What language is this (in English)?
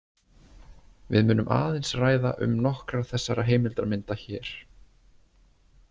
Icelandic